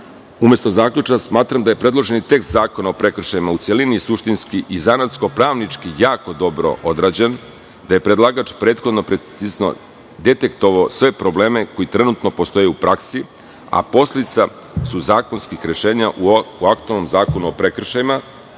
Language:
Serbian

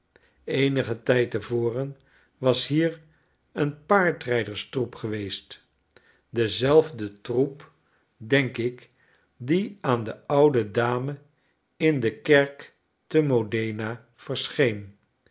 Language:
Dutch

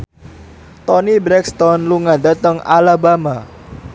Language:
Javanese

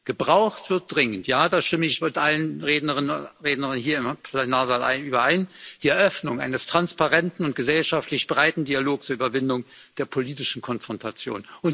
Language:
German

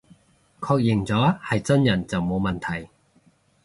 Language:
Cantonese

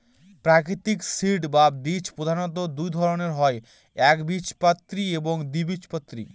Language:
Bangla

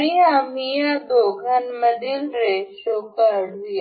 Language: Marathi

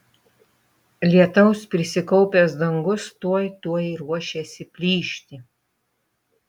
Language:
Lithuanian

